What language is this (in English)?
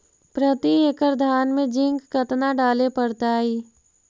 Magahi